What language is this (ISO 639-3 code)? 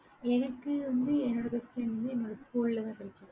tam